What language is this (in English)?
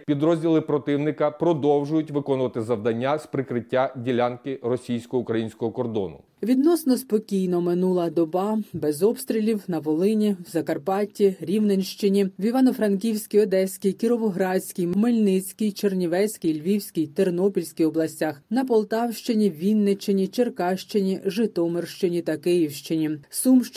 Ukrainian